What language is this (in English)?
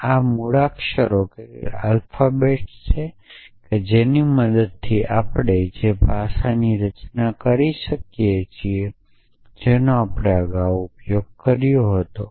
Gujarati